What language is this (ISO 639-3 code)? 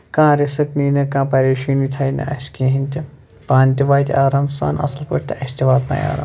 kas